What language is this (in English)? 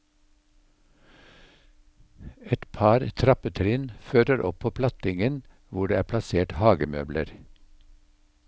Norwegian